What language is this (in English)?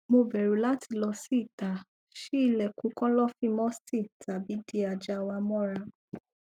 Yoruba